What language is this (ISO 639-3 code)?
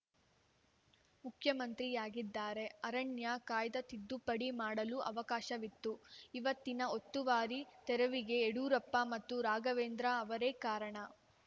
kan